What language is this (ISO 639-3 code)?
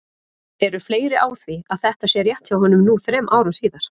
isl